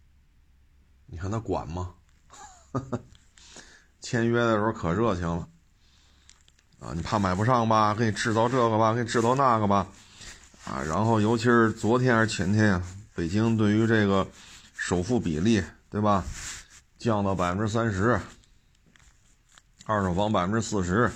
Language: Chinese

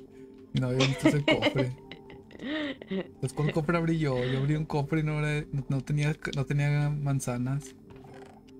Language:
Spanish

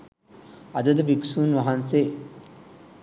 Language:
Sinhala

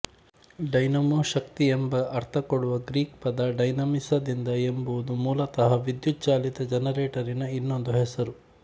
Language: Kannada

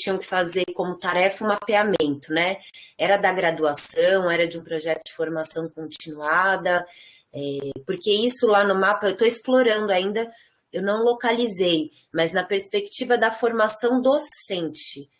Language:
Portuguese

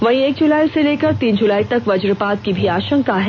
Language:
Hindi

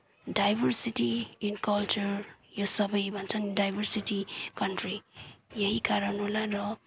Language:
Nepali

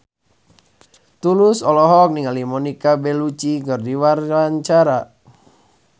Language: Sundanese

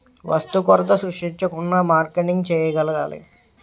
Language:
Telugu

